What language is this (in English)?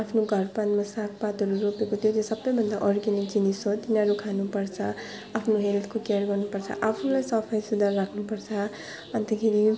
Nepali